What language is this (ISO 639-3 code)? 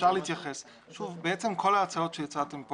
heb